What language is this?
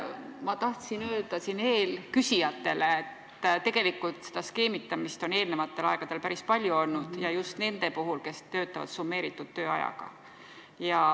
Estonian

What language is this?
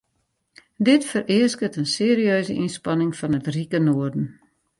Western Frisian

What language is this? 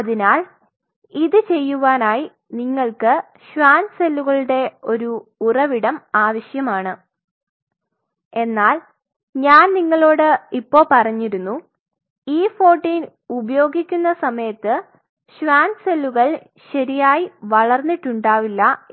Malayalam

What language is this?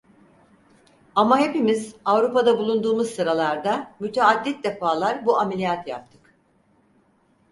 Turkish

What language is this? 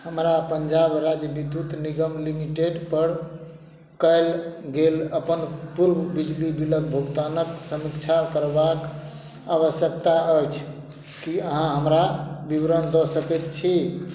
Maithili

